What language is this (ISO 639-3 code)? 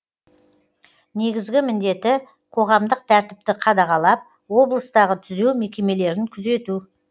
kaz